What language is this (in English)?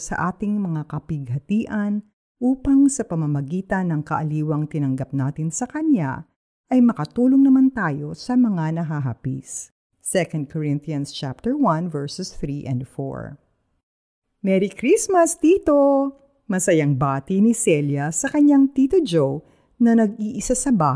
Filipino